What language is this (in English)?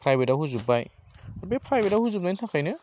Bodo